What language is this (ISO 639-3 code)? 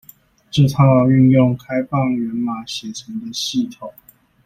zho